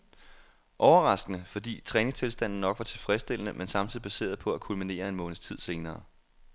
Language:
Danish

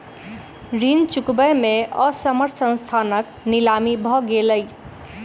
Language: Maithili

